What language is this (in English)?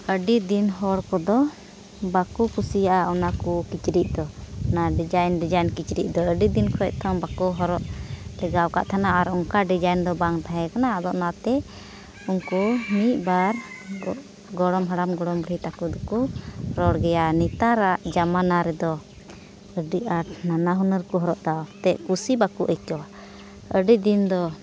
Santali